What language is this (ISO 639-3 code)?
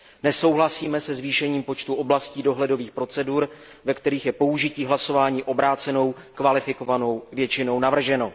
ces